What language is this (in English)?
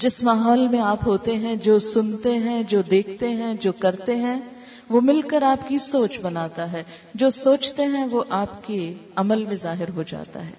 Urdu